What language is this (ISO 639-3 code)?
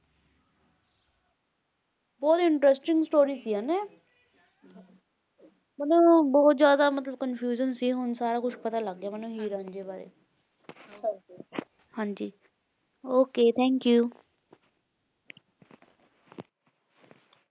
pan